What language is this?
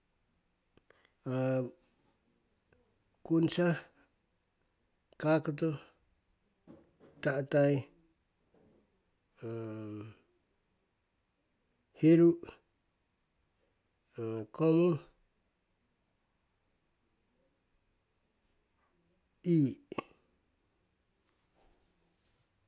Siwai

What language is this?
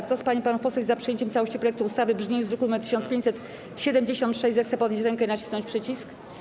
Polish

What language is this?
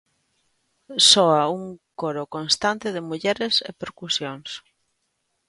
Galician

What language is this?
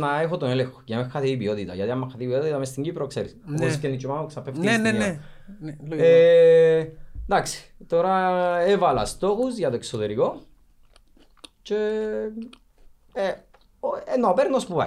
Greek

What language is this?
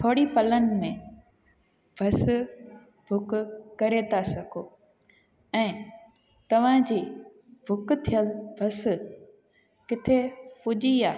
Sindhi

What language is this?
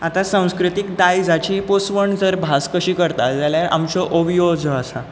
Konkani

